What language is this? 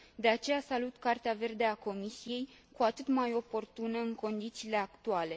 Romanian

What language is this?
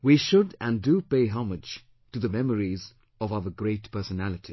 English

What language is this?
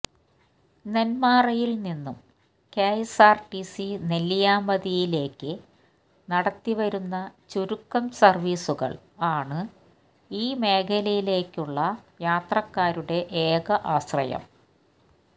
Malayalam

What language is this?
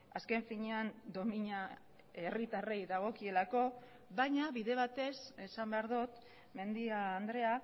Basque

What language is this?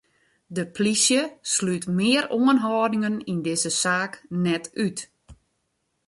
Western Frisian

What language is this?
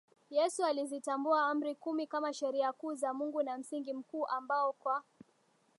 Swahili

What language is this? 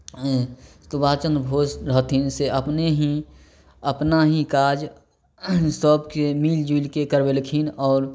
Maithili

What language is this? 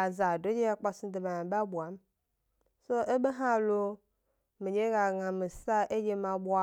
Gbari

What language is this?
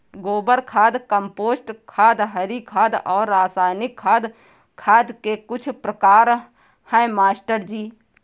Hindi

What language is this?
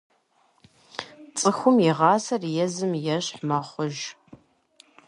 Kabardian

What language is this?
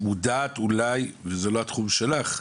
Hebrew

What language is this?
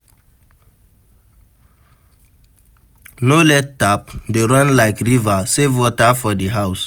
Nigerian Pidgin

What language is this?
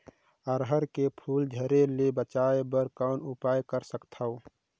Chhattisgarhi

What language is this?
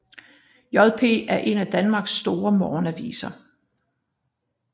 Danish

